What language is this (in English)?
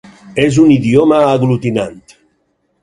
Catalan